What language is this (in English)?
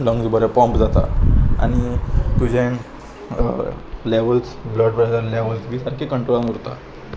Konkani